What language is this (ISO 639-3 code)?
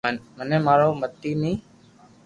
lrk